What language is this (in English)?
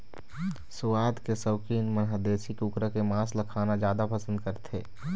Chhattisgarhi